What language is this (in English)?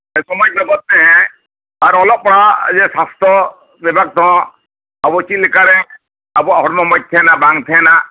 Santali